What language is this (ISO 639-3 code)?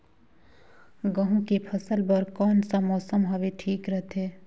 hne